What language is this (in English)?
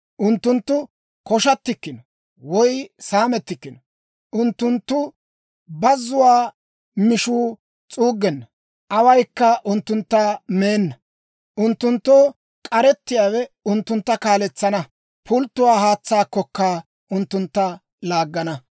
Dawro